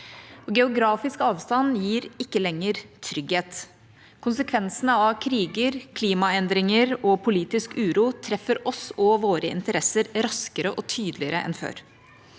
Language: Norwegian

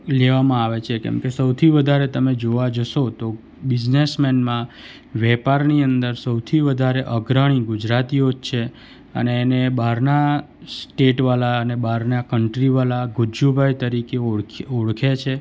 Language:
Gujarati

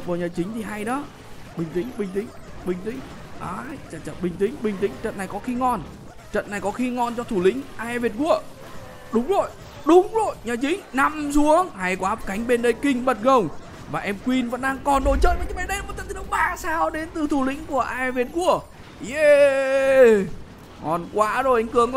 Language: Vietnamese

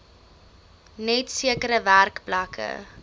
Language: Afrikaans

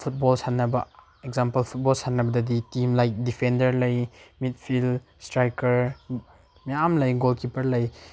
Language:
Manipuri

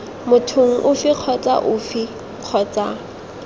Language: Tswana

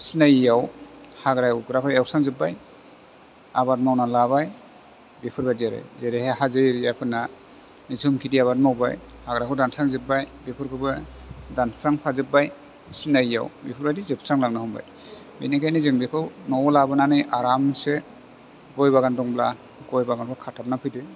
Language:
Bodo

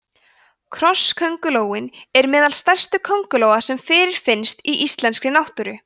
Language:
Icelandic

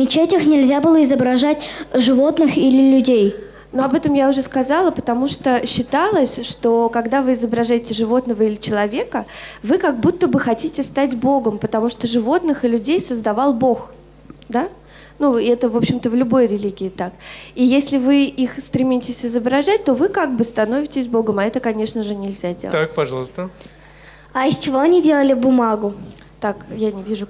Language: Russian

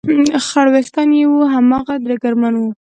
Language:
Pashto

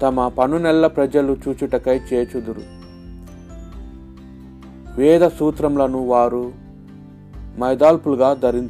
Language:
Telugu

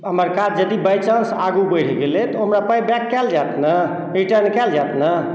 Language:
Maithili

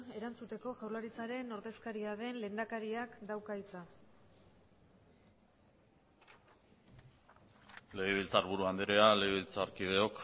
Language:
Basque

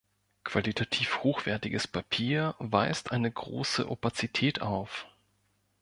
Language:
German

